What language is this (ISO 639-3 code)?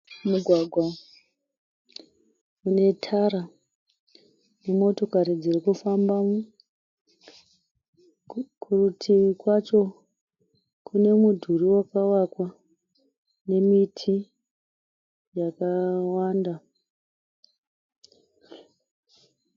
sna